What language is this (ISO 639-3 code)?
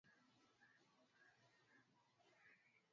swa